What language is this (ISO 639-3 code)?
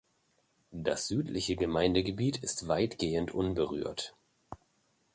deu